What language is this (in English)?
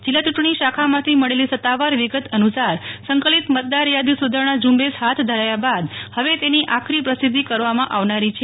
Gujarati